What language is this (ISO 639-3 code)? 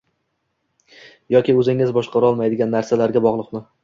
uzb